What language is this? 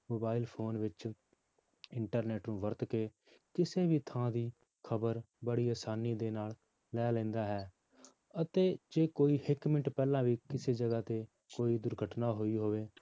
Punjabi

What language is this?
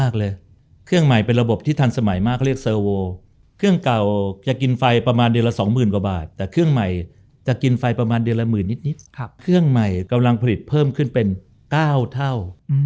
Thai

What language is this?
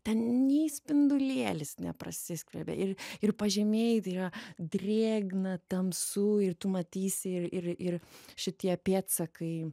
Lithuanian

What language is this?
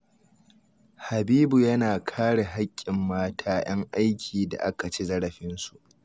Hausa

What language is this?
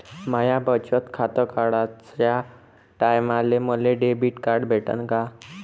Marathi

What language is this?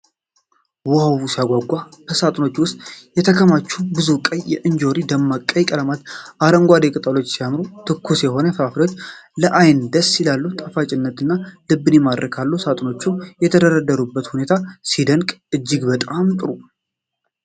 Amharic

